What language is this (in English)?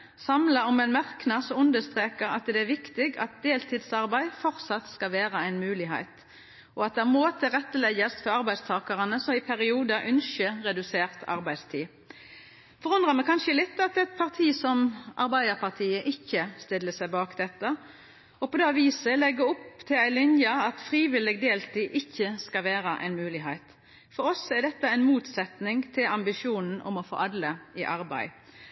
Norwegian Nynorsk